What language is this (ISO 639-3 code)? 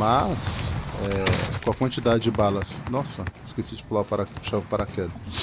por